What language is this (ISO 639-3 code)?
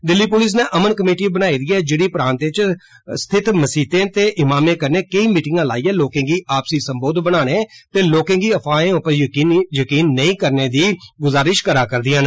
doi